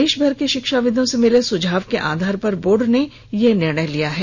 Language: Hindi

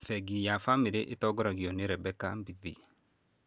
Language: Kikuyu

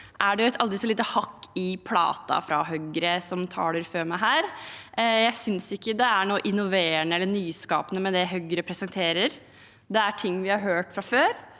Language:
Norwegian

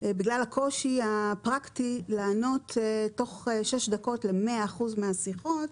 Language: Hebrew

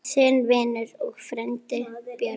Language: Icelandic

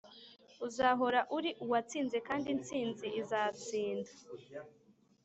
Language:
Kinyarwanda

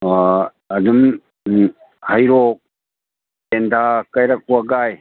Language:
Manipuri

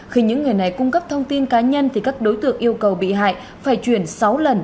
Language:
Vietnamese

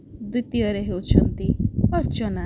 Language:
Odia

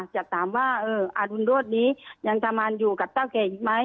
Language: Thai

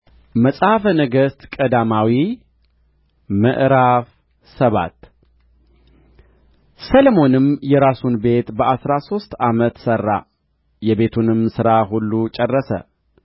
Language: Amharic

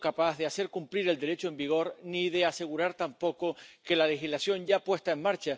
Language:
Romanian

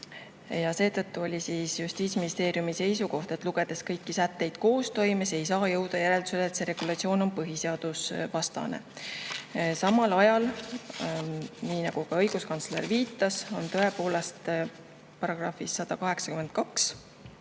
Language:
Estonian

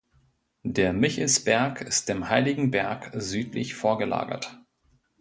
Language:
German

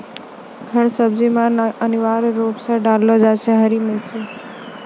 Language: Maithili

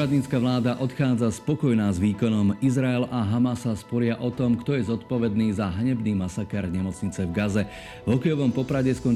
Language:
Slovak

